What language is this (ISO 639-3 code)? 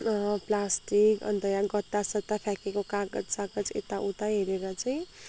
nep